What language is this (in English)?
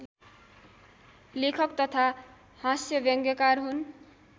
Nepali